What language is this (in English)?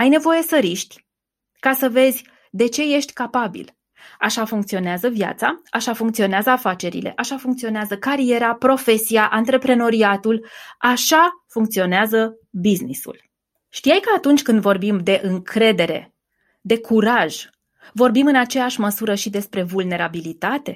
Romanian